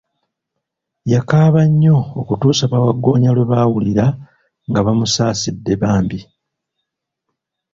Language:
Ganda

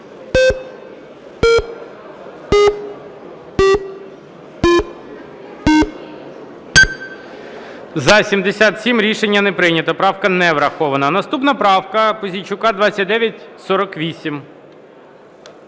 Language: Ukrainian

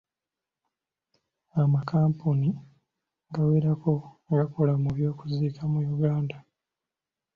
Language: Ganda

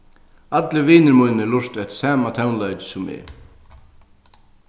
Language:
Faroese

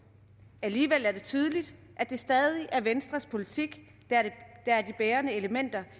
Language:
Danish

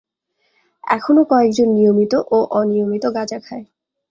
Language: Bangla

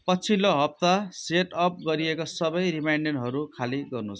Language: Nepali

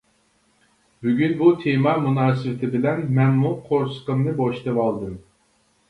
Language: Uyghur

